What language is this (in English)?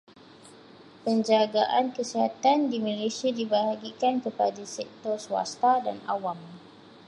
Malay